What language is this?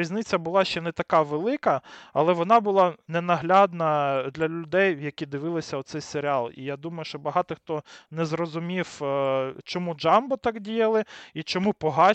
Ukrainian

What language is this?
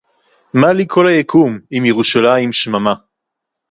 Hebrew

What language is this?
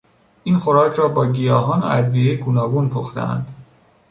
Persian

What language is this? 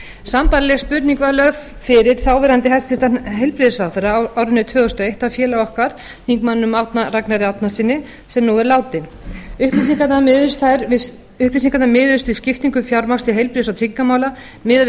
Icelandic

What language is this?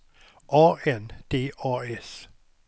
Swedish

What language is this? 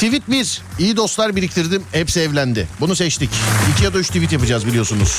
Turkish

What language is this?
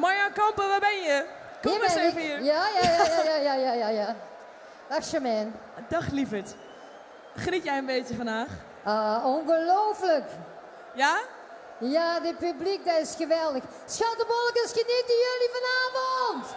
Dutch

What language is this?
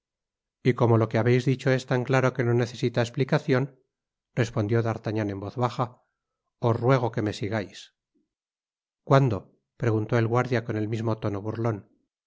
Spanish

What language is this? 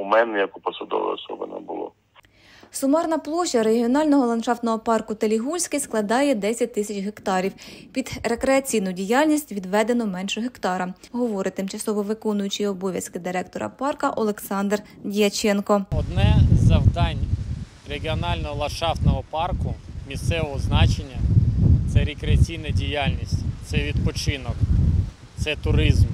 Ukrainian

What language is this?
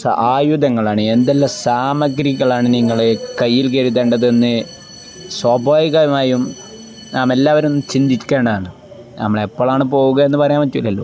Malayalam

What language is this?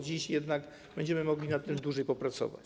Polish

